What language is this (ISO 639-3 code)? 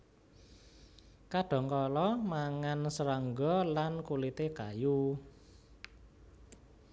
jav